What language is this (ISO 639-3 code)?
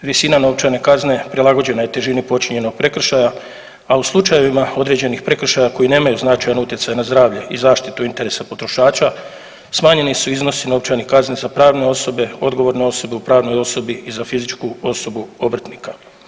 hrv